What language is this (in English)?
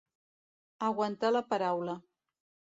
Catalan